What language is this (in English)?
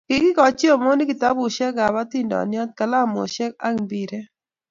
Kalenjin